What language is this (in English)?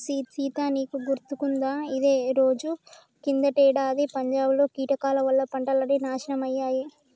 Telugu